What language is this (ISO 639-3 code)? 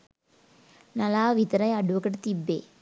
sin